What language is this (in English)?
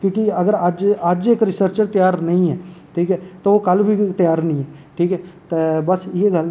Dogri